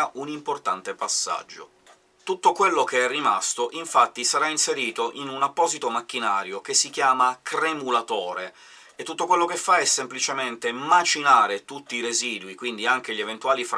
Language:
Italian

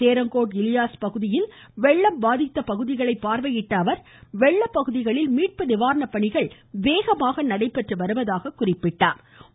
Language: Tamil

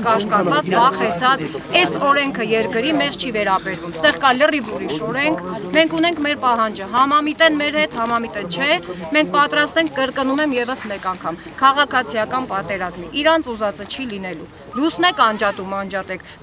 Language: Turkish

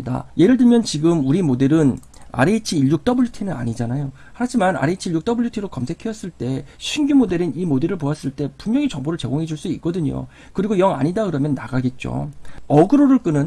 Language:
Korean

